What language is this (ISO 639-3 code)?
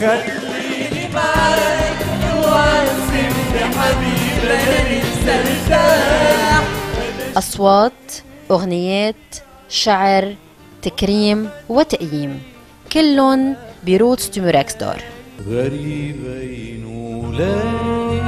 ara